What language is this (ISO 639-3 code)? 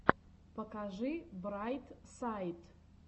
rus